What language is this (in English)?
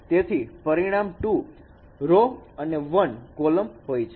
Gujarati